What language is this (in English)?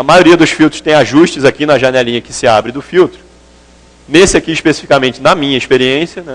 Portuguese